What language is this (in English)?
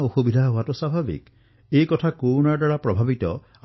Assamese